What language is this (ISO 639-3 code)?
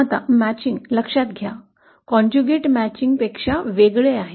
mar